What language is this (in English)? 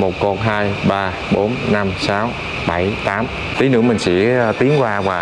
Vietnamese